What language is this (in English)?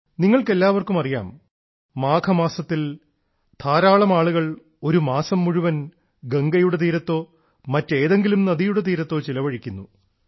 Malayalam